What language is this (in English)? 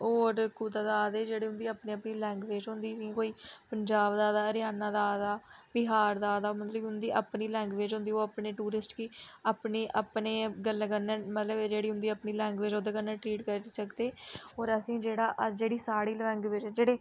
Dogri